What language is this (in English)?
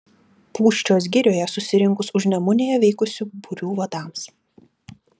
Lithuanian